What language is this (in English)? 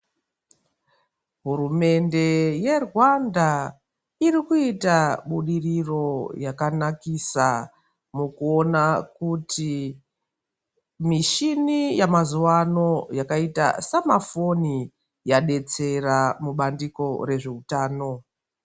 Ndau